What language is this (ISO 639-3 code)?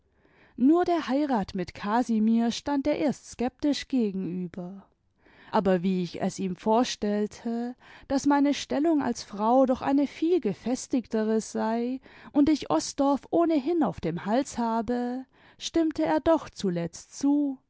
deu